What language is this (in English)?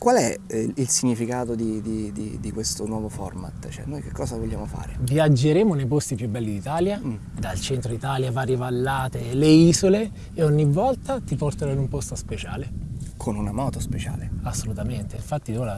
Italian